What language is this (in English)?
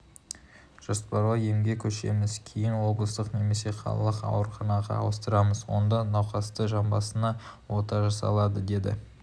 Kazakh